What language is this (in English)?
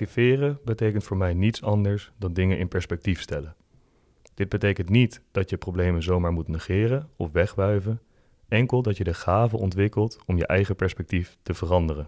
Dutch